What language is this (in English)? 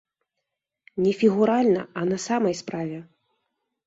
Belarusian